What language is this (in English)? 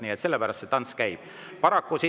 Estonian